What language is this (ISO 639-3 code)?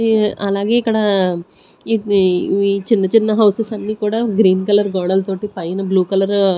tel